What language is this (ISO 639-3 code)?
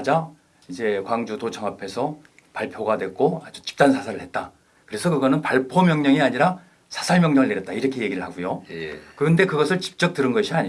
kor